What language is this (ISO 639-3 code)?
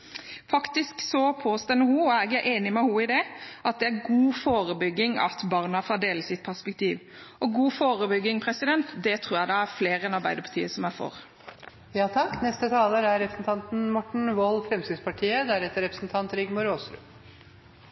nob